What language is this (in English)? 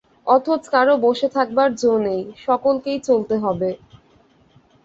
Bangla